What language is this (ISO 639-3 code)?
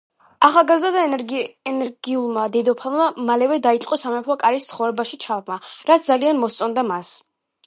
kat